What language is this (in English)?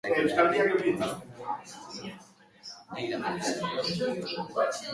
Basque